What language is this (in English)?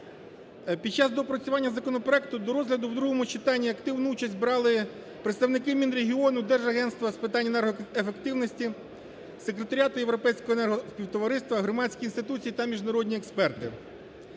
Ukrainian